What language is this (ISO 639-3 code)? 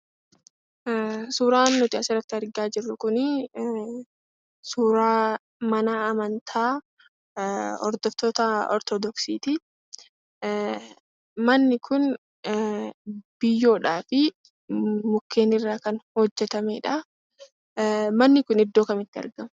orm